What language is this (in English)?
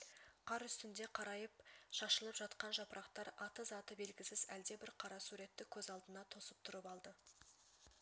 Kazakh